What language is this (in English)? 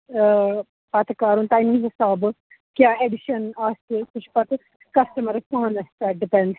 Kashmiri